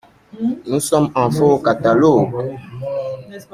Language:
French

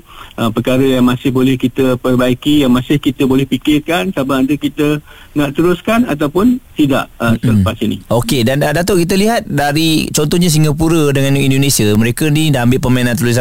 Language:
Malay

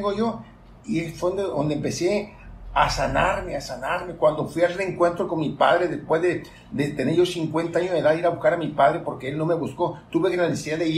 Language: Spanish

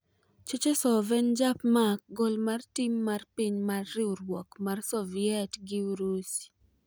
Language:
Luo (Kenya and Tanzania)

